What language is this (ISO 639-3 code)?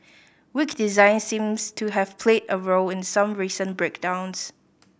eng